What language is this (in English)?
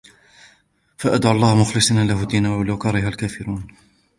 Arabic